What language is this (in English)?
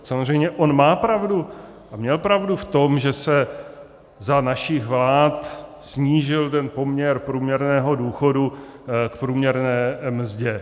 Czech